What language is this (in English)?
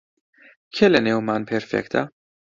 Central Kurdish